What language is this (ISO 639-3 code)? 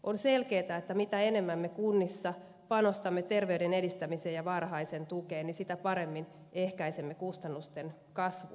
fin